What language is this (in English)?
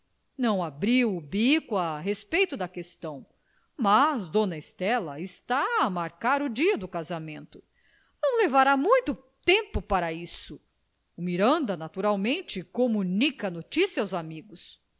Portuguese